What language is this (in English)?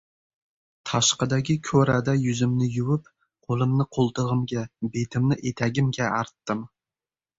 Uzbek